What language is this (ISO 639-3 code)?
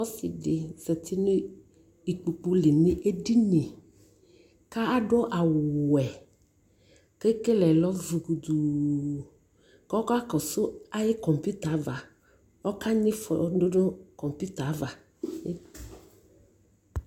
kpo